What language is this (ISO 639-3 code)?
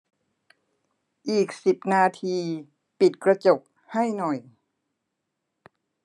tha